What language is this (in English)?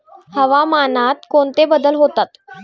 Marathi